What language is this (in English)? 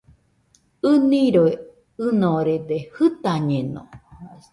Nüpode Huitoto